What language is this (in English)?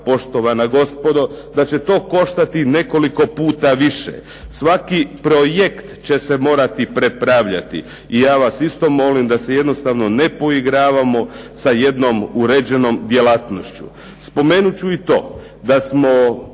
Croatian